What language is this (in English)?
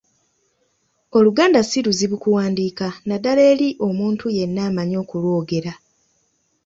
Ganda